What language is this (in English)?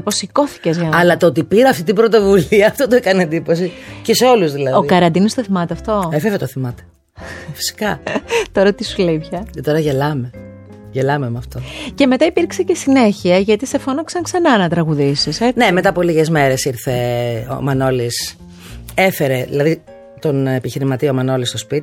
Greek